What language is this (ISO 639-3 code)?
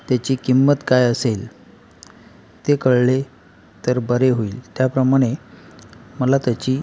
mar